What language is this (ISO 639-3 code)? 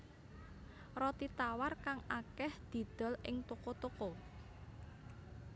jav